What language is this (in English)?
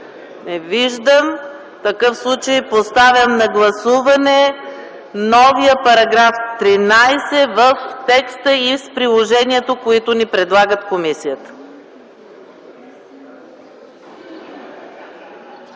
Bulgarian